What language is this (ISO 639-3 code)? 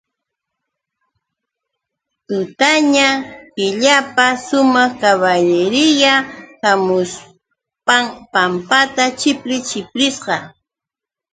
qux